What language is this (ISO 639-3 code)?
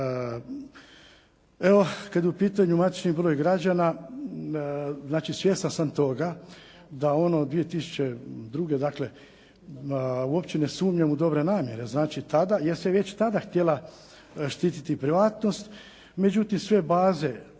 hrv